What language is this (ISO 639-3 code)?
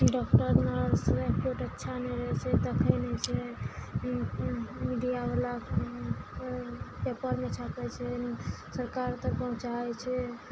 mai